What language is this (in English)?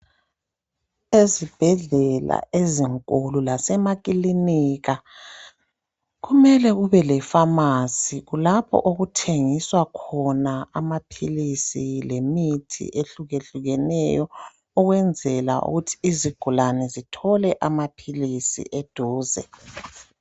North Ndebele